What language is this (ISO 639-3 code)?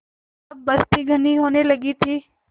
hin